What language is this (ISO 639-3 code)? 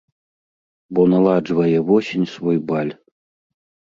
bel